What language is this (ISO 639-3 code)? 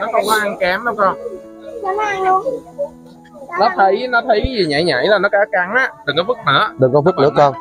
vie